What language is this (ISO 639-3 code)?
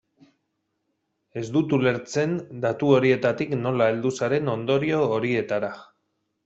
eus